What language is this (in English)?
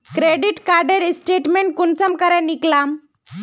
Magahi